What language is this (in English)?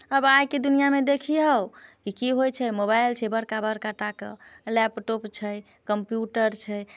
Maithili